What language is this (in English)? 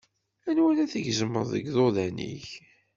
Kabyle